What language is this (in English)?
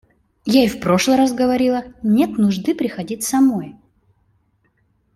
Russian